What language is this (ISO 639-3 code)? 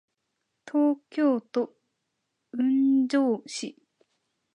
jpn